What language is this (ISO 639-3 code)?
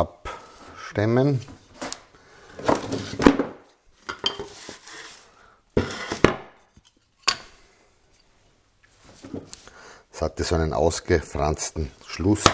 deu